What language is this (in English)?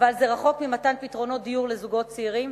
Hebrew